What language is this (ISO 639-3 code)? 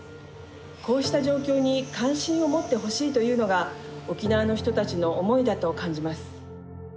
jpn